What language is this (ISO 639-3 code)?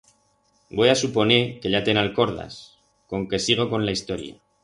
arg